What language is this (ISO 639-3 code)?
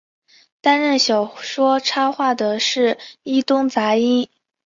zho